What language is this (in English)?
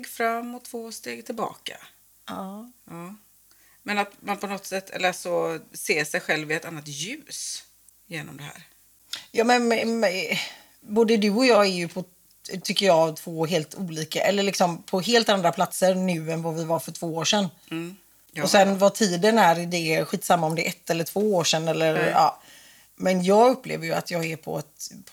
Swedish